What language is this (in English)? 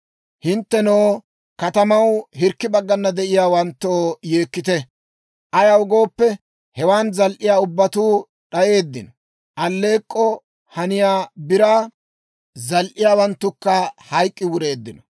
Dawro